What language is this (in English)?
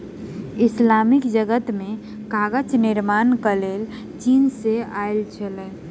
Maithili